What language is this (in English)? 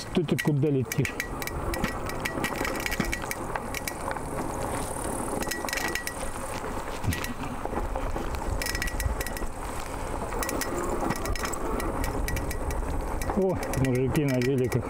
Russian